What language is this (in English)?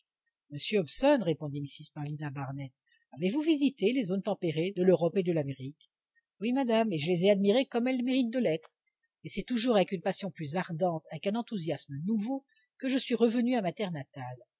French